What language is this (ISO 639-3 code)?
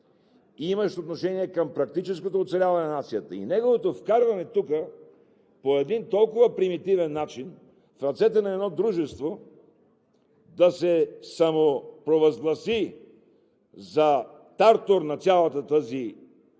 bul